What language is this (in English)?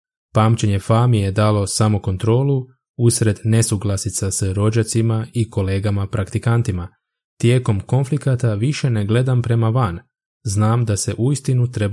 Croatian